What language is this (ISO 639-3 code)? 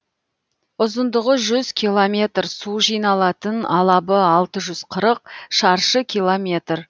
kaz